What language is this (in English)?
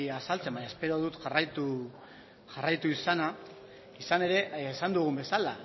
Basque